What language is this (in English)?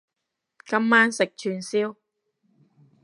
Cantonese